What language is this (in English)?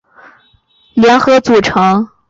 Chinese